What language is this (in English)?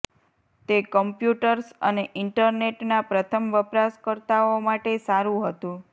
Gujarati